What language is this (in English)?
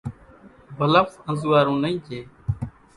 Kachi Koli